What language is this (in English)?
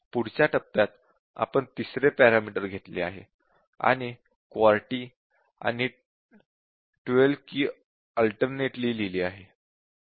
Marathi